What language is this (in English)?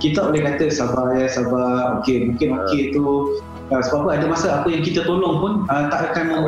Malay